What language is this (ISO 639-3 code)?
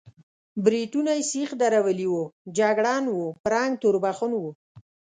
pus